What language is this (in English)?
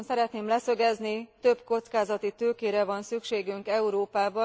Hungarian